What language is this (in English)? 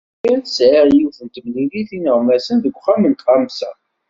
Kabyle